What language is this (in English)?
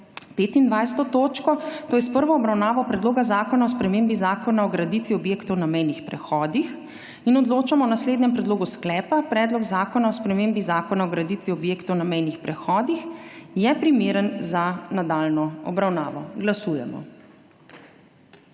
Slovenian